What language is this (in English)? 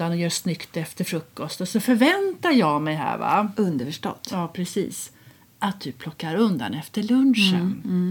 Swedish